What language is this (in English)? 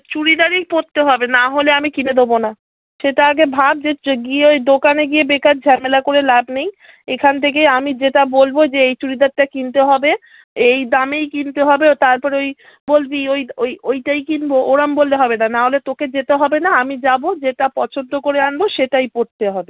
Bangla